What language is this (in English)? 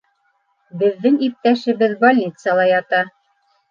Bashkir